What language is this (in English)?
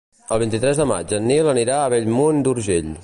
Catalan